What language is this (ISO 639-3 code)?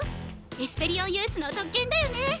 jpn